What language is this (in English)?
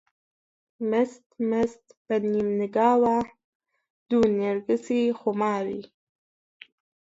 Central Kurdish